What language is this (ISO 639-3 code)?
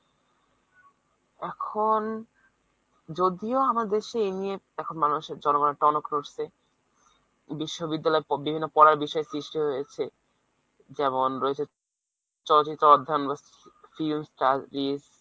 ben